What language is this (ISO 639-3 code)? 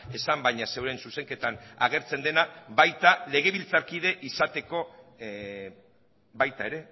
eus